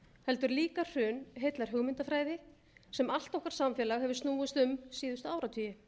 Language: Icelandic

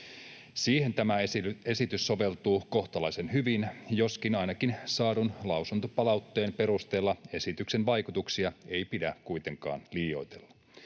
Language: Finnish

